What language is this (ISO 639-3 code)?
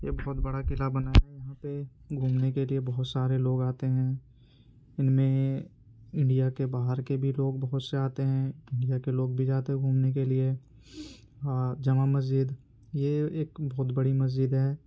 urd